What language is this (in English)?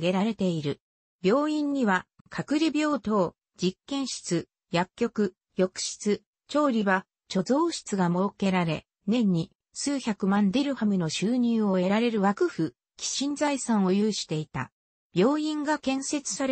Japanese